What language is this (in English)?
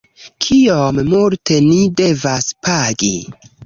Esperanto